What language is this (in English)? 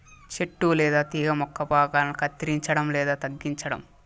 Telugu